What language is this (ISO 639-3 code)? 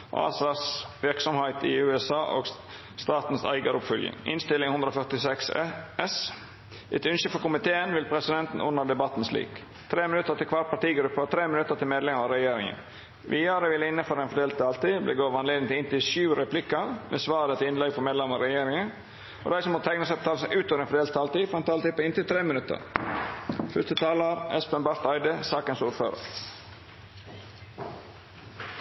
nno